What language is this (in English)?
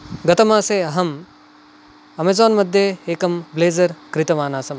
Sanskrit